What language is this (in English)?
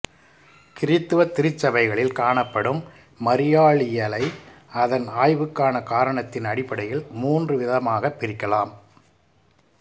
Tamil